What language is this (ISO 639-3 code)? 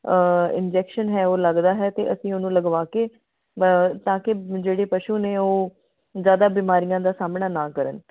pan